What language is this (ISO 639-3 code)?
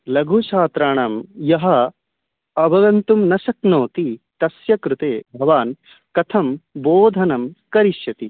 san